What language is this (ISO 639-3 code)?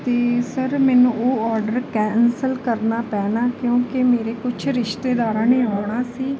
pan